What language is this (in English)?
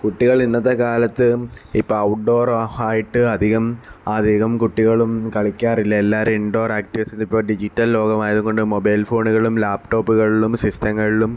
Malayalam